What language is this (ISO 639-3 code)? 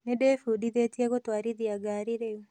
kik